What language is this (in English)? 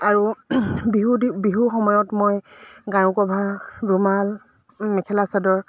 Assamese